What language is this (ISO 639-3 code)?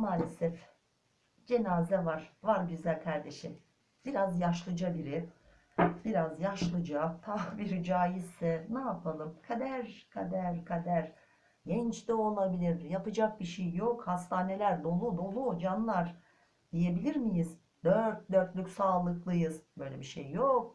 tur